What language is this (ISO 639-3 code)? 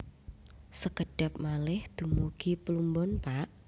jav